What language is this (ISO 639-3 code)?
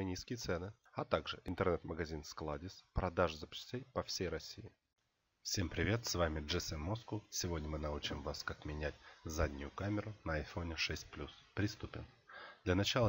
rus